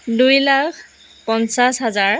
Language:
Assamese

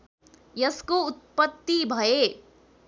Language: Nepali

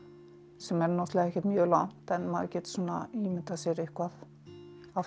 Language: Icelandic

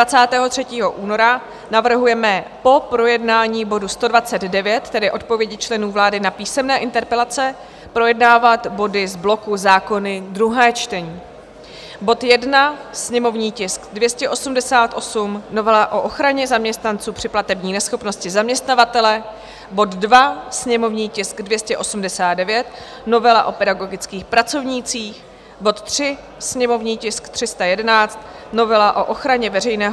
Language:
Czech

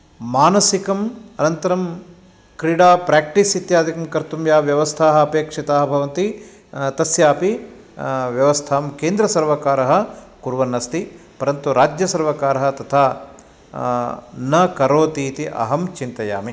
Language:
Sanskrit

